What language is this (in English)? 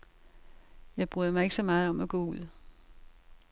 Danish